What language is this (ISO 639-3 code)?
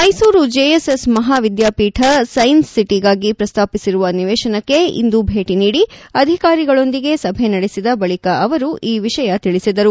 kan